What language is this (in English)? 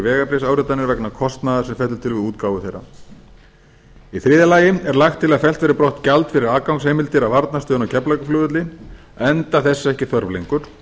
Icelandic